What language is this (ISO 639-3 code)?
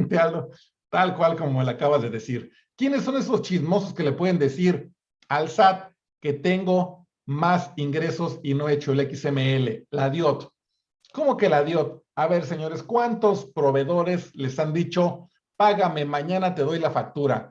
spa